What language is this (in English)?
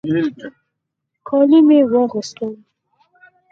Pashto